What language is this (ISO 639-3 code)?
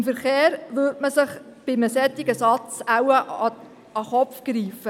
gsw